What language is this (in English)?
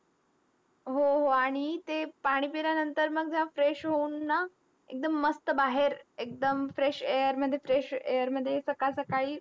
Marathi